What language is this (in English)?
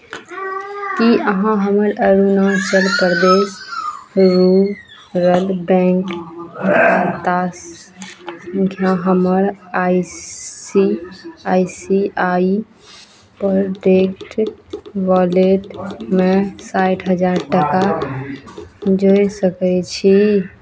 Maithili